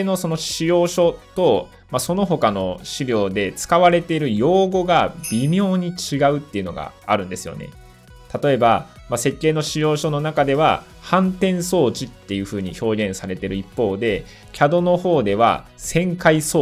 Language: Japanese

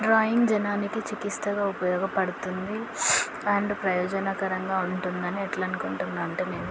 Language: Telugu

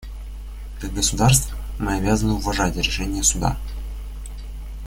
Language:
Russian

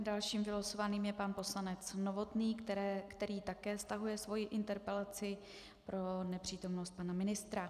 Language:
Czech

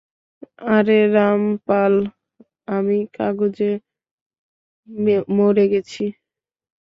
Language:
Bangla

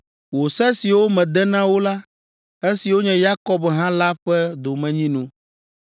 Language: Ewe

